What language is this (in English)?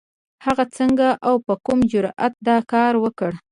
Pashto